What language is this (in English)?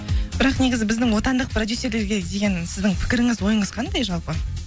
Kazakh